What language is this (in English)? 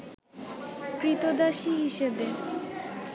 Bangla